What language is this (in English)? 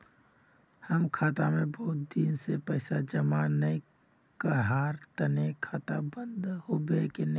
Magahi